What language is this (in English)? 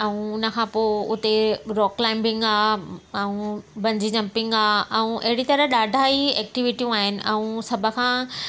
Sindhi